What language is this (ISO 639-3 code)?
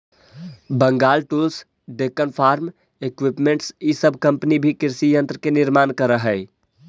mag